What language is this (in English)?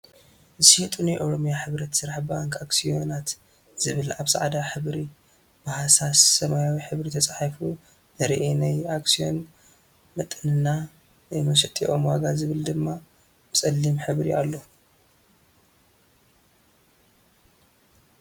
Tigrinya